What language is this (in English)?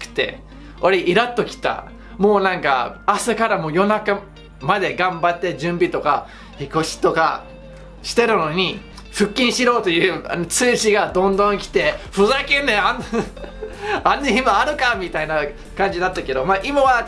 Japanese